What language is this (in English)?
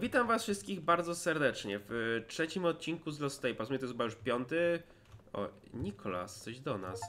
Polish